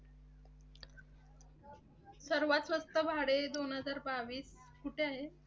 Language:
Marathi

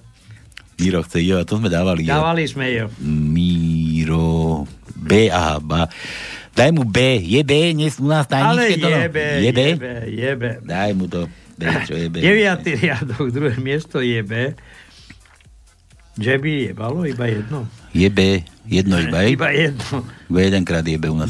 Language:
Slovak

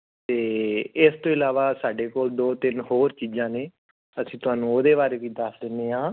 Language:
Punjabi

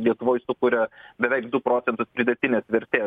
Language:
Lithuanian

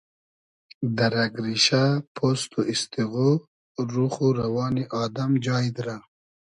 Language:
Hazaragi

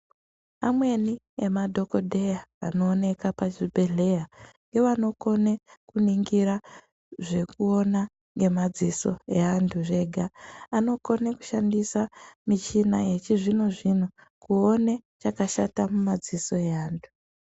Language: Ndau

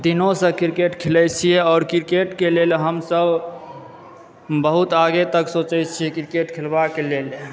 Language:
Maithili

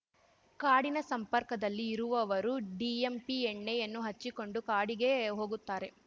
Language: Kannada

